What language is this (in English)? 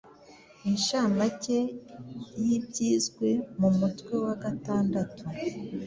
Kinyarwanda